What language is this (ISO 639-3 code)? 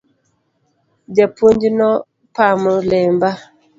luo